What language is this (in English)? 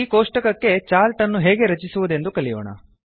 Kannada